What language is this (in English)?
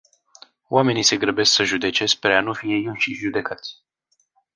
Romanian